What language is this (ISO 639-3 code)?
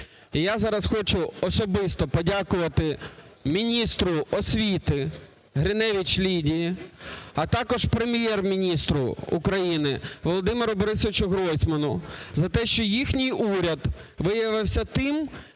ukr